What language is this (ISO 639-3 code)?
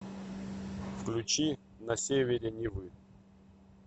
rus